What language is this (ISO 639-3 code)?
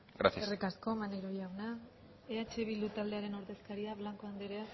eus